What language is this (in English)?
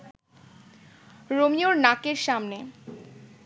Bangla